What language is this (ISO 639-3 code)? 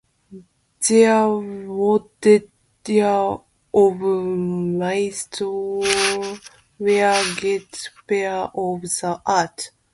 eng